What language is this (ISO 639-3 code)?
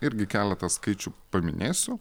lit